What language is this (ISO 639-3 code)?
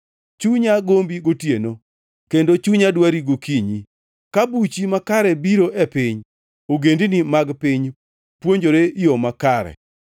luo